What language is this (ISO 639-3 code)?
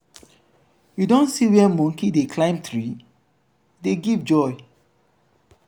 pcm